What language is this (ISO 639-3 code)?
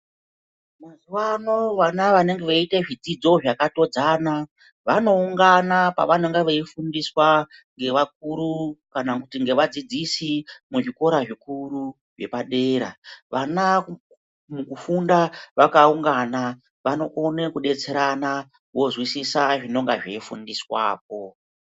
ndc